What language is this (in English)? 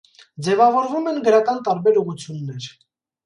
Armenian